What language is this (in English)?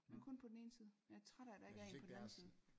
Danish